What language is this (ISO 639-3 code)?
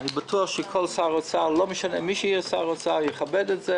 heb